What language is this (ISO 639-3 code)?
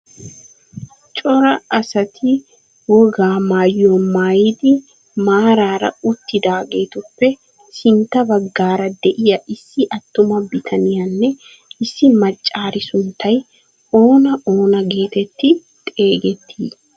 wal